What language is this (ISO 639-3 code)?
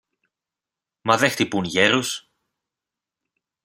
ell